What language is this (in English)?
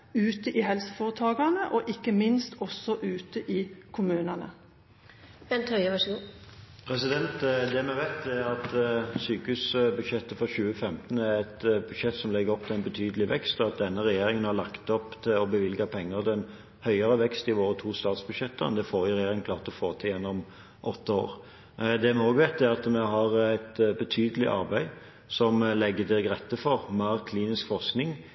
Norwegian Bokmål